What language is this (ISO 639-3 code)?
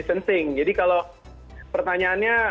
ind